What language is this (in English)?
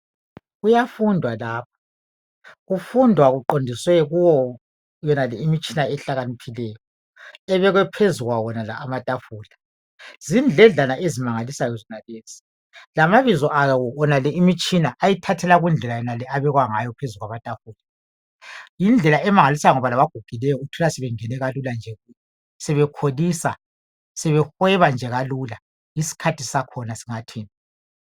North Ndebele